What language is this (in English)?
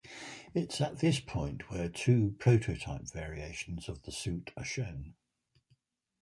English